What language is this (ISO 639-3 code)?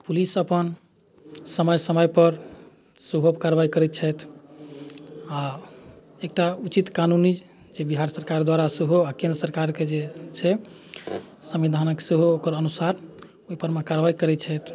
mai